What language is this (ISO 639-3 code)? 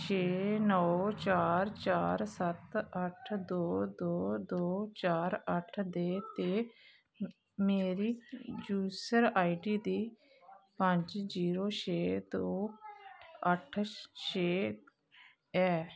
doi